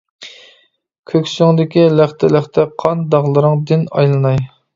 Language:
Uyghur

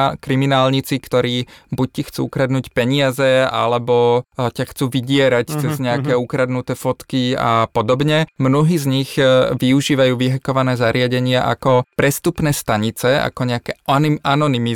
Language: Slovak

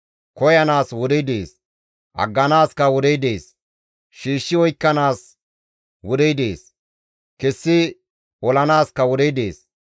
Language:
Gamo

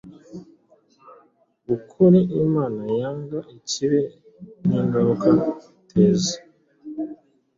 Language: Kinyarwanda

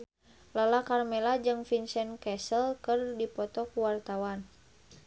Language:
Sundanese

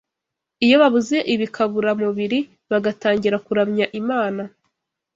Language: Kinyarwanda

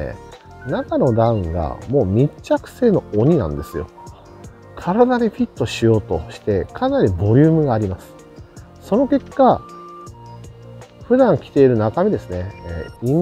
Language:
Japanese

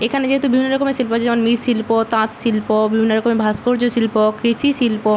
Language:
Bangla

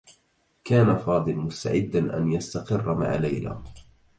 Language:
Arabic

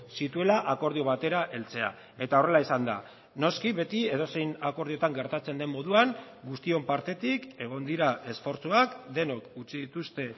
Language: Basque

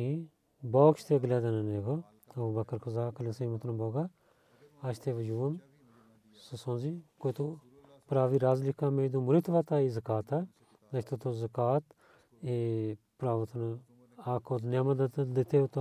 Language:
Bulgarian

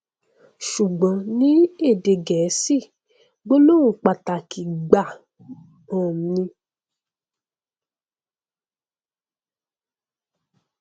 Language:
Yoruba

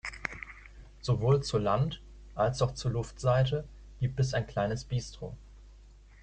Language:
German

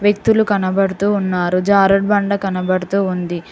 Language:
Telugu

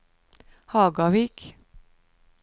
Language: Norwegian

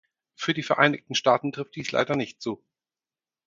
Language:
German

